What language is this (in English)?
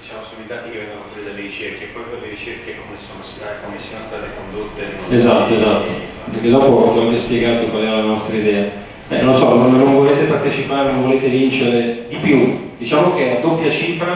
Italian